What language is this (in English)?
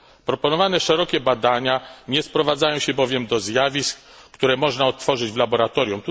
Polish